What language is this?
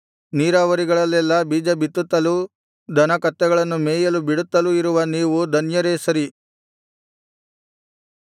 Kannada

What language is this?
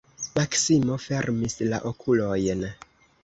Esperanto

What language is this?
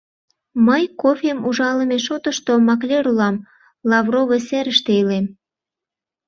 Mari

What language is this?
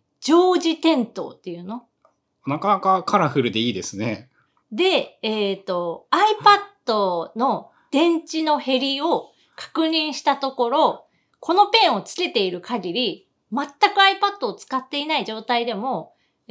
Japanese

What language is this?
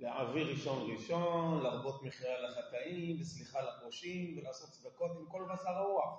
Hebrew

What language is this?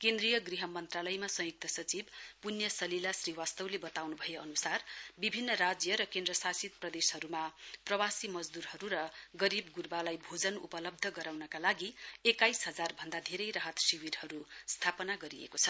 Nepali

